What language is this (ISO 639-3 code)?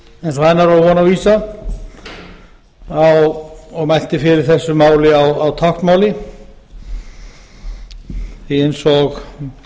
isl